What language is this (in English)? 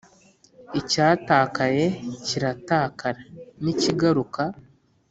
Kinyarwanda